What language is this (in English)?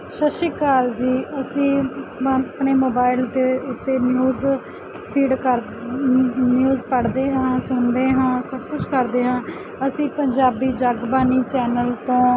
Punjabi